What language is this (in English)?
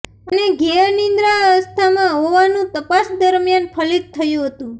Gujarati